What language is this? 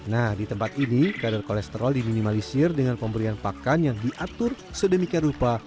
Indonesian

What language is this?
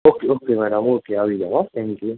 Gujarati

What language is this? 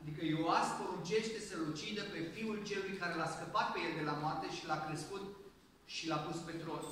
Romanian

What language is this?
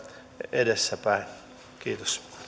Finnish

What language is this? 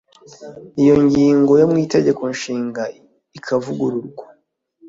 Kinyarwanda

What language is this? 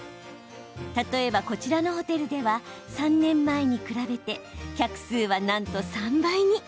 Japanese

